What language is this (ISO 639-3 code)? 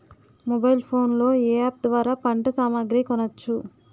tel